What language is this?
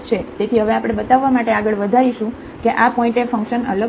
Gujarati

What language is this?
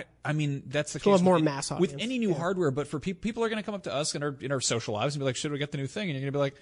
English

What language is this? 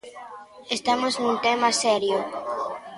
Galician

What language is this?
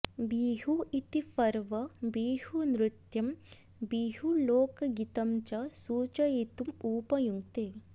Sanskrit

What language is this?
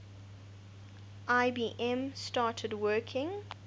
English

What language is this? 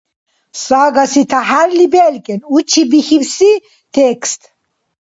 Dargwa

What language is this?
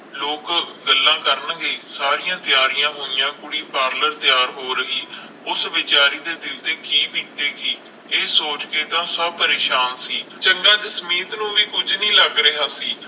Punjabi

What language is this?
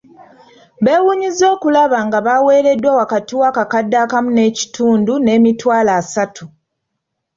Ganda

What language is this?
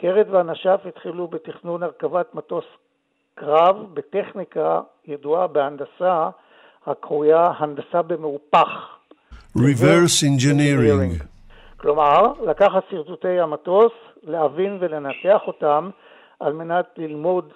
Hebrew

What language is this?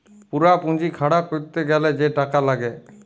Bangla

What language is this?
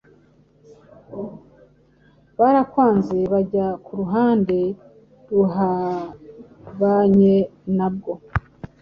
Kinyarwanda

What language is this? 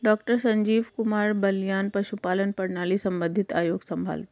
Hindi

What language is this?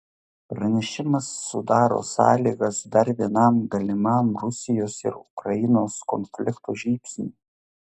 Lithuanian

